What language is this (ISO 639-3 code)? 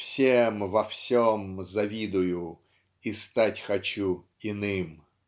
rus